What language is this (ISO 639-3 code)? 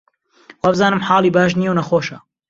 ckb